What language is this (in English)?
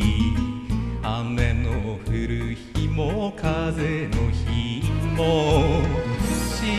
Japanese